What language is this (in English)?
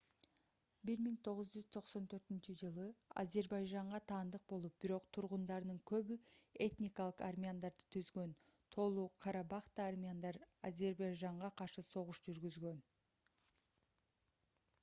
Kyrgyz